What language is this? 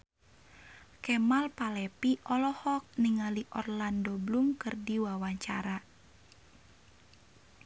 Sundanese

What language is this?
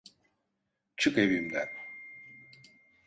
Turkish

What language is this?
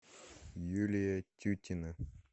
Russian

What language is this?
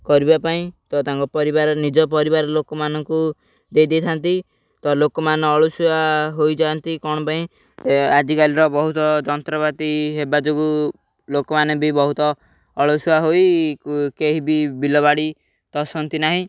Odia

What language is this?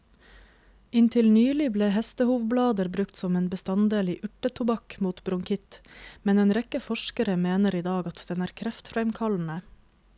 Norwegian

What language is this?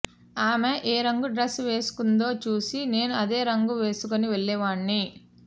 Telugu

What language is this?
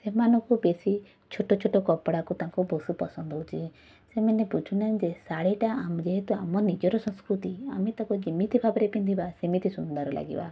Odia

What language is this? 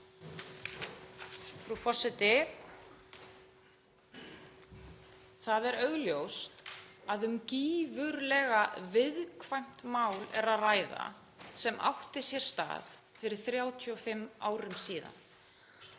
Icelandic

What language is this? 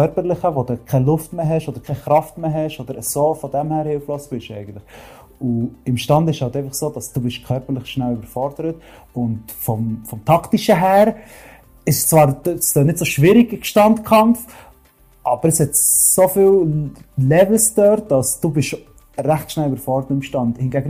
German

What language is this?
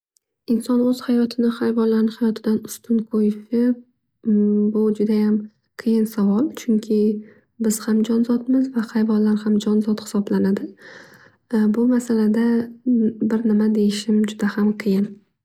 Uzbek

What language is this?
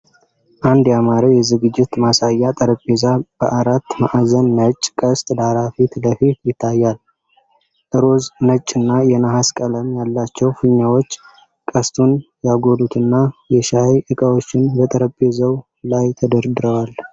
Amharic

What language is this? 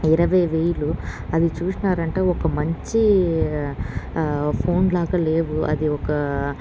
Telugu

